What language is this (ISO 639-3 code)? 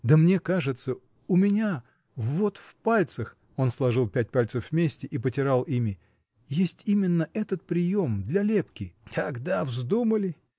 rus